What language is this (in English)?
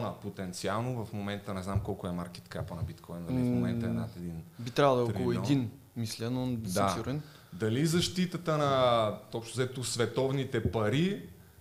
Bulgarian